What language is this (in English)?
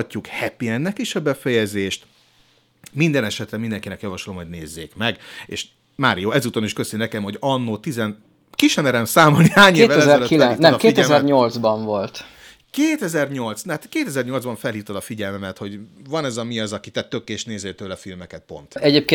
Hungarian